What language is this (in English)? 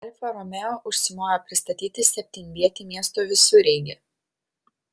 Lithuanian